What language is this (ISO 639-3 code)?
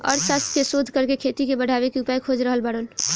bho